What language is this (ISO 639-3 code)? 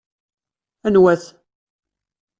kab